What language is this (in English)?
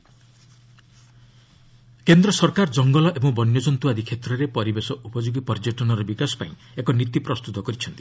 Odia